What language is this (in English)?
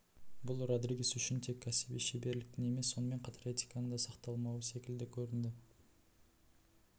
Kazakh